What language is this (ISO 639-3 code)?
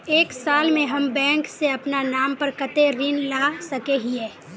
mag